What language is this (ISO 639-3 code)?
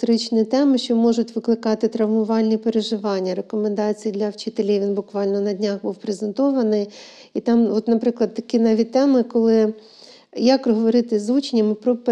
ukr